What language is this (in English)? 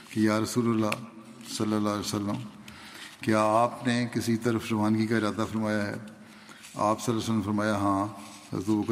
Urdu